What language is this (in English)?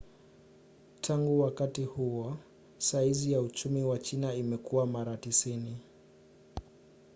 Swahili